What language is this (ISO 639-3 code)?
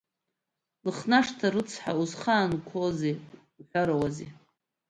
abk